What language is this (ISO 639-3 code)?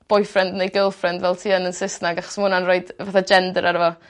cym